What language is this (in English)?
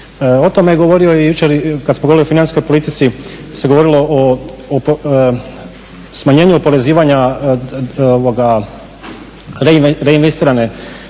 Croatian